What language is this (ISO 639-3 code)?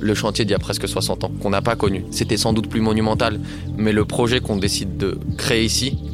fra